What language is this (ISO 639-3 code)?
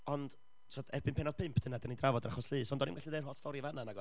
cym